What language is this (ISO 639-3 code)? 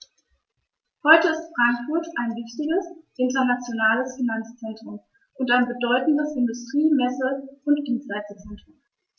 deu